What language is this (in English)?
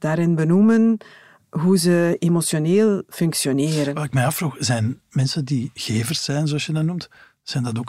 Dutch